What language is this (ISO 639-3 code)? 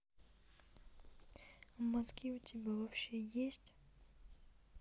rus